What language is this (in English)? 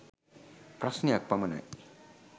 Sinhala